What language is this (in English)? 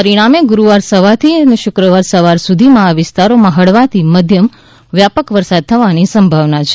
Gujarati